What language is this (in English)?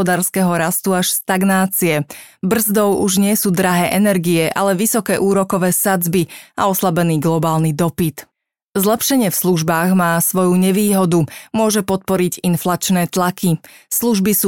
Slovak